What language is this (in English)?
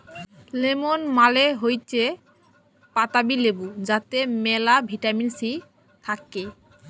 Bangla